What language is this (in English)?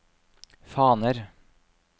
Norwegian